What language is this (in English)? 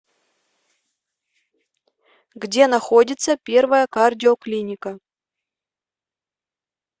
Russian